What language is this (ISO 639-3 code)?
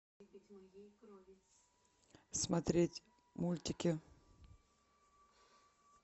rus